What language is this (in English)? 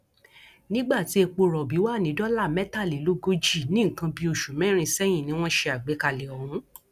Yoruba